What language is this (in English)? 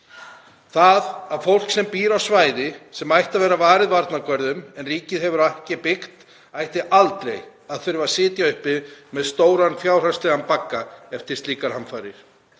Icelandic